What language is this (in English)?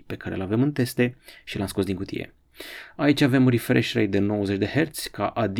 Romanian